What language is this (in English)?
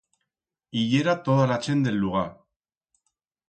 Aragonese